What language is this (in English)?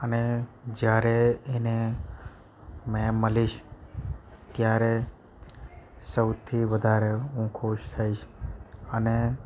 Gujarati